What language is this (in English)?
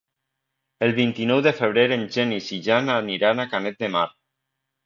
Catalan